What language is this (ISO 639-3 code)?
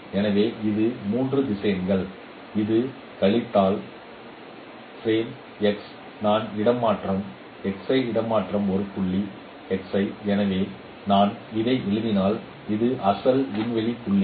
tam